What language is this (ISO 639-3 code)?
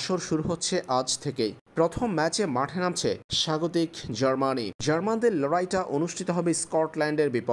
ben